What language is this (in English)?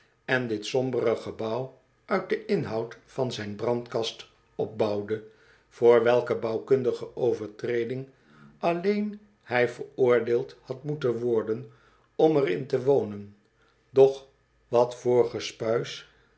Dutch